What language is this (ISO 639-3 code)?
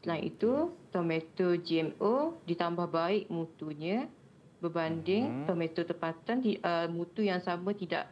msa